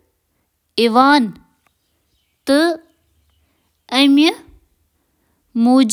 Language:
Kashmiri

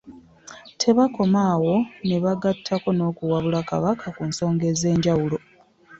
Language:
Ganda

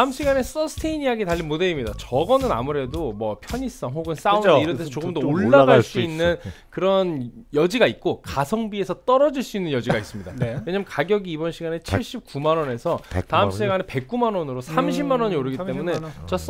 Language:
Korean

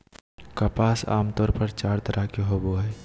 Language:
Magahi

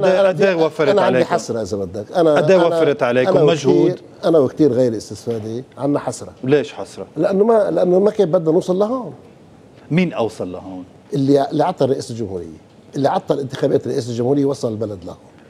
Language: Arabic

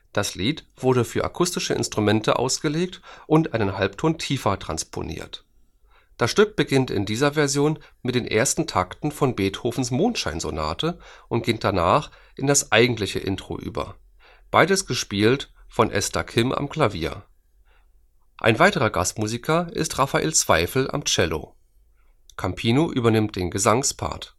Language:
German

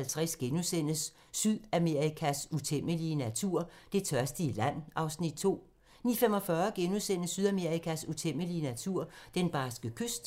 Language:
Danish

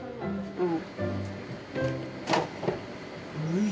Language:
Japanese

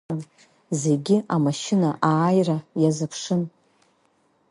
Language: Abkhazian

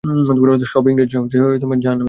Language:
Bangla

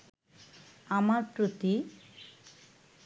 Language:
Bangla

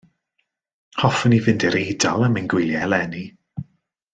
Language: Welsh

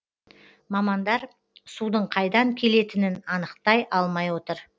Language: Kazakh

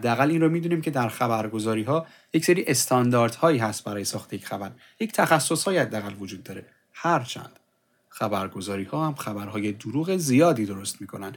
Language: Persian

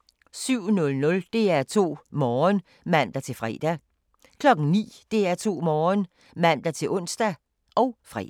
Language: Danish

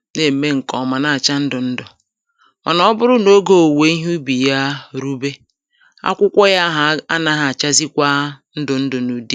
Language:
Igbo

